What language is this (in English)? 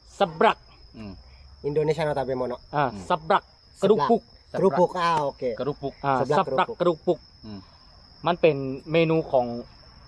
Thai